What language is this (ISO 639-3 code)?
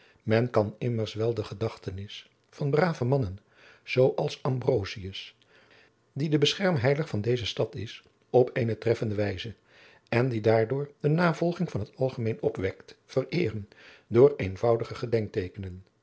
nld